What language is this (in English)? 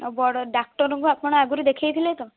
Odia